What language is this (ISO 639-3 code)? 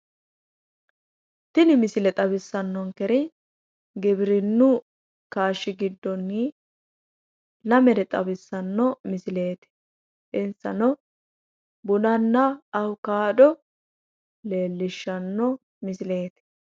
sid